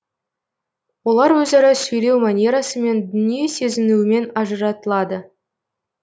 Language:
Kazakh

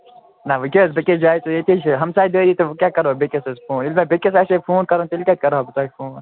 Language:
Kashmiri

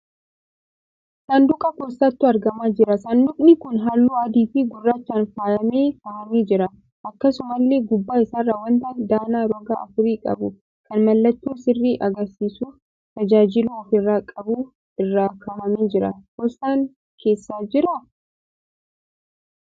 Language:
Oromo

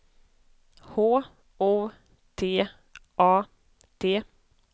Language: Swedish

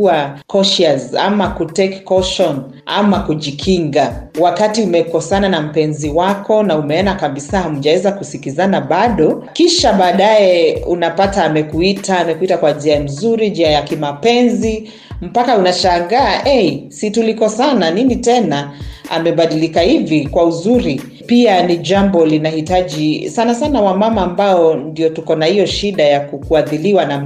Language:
Swahili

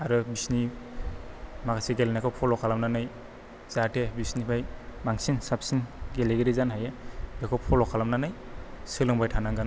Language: Bodo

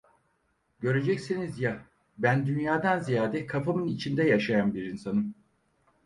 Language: Turkish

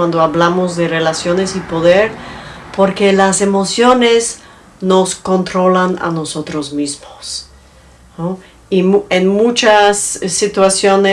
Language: Spanish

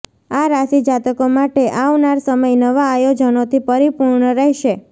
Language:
Gujarati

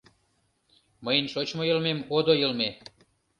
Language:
Mari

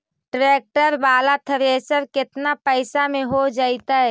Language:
Magahi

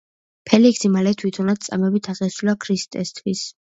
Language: Georgian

